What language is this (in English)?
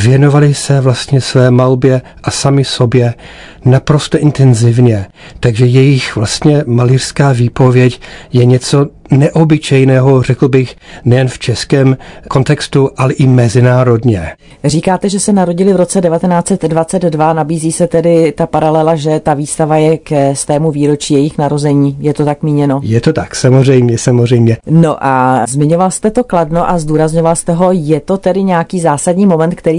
Czech